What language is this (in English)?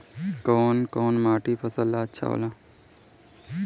Bhojpuri